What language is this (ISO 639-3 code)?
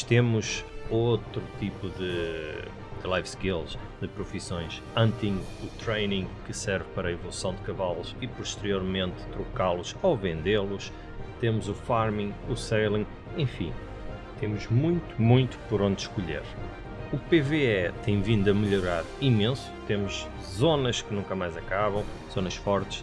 por